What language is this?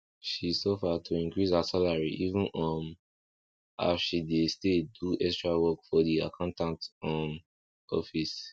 Nigerian Pidgin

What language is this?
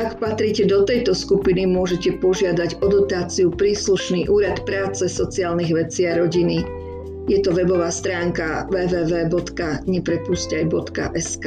Slovak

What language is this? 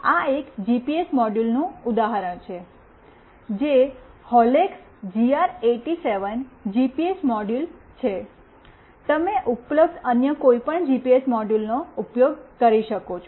Gujarati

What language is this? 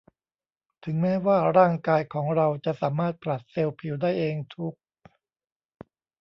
Thai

